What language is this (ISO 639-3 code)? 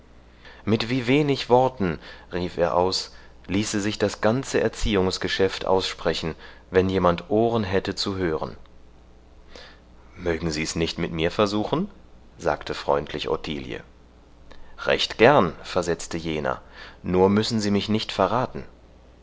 deu